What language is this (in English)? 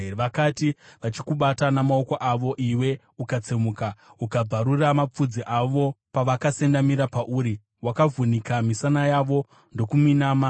Shona